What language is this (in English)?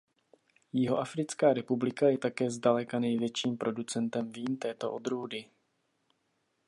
Czech